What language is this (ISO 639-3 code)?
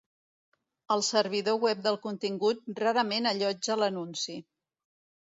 cat